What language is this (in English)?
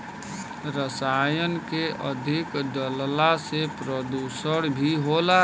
Bhojpuri